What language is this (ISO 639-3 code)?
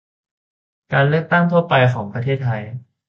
tha